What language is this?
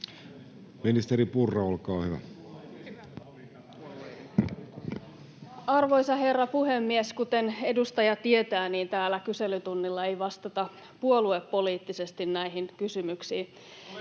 Finnish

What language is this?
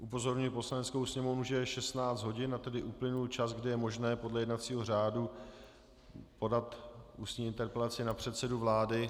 Czech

